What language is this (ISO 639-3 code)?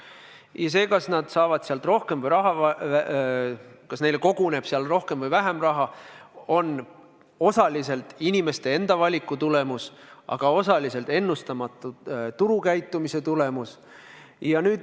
est